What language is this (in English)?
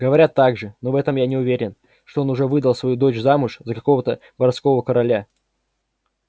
Russian